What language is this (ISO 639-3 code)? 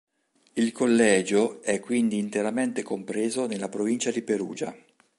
ita